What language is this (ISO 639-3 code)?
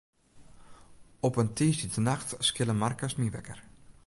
fry